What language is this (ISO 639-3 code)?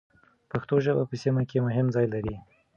pus